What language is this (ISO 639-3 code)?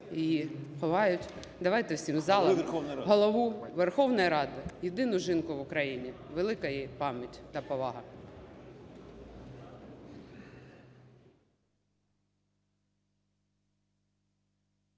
ukr